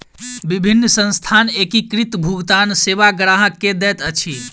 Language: Maithili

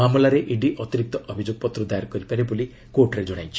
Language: Odia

